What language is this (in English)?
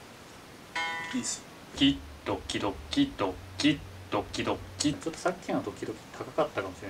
Japanese